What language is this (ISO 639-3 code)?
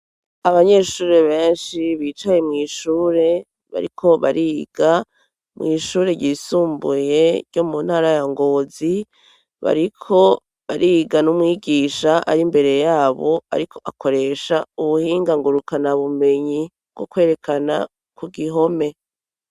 run